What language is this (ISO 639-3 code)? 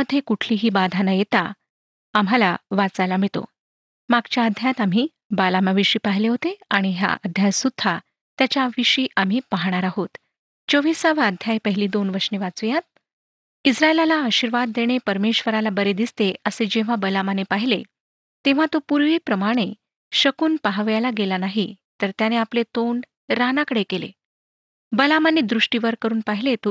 mar